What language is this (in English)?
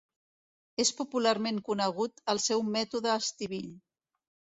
Catalan